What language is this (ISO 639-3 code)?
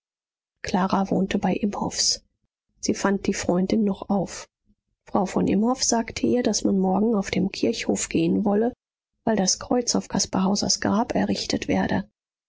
deu